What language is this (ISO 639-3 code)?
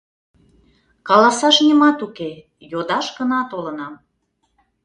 chm